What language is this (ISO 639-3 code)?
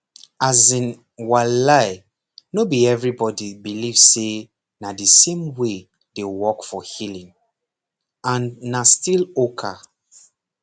pcm